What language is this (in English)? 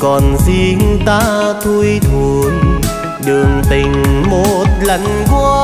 Vietnamese